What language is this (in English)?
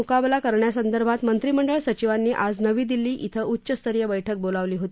Marathi